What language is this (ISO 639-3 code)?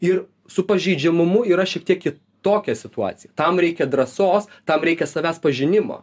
lit